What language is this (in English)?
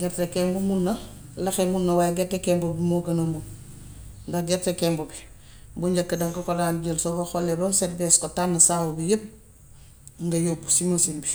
Gambian Wolof